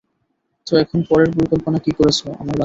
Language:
Bangla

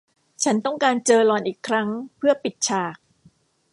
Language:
Thai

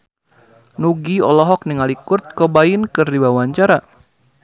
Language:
Sundanese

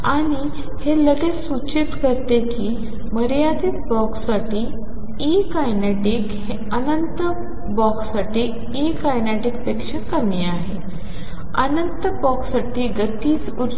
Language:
Marathi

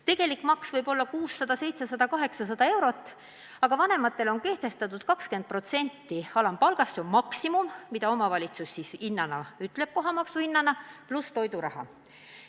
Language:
Estonian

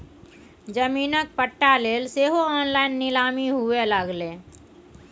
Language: Maithili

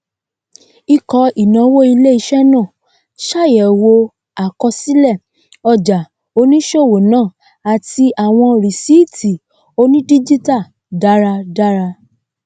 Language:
Yoruba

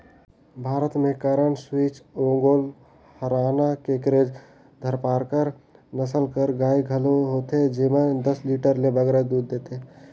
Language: Chhattisgarhi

